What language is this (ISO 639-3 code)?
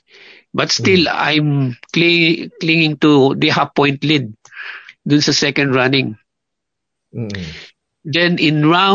fil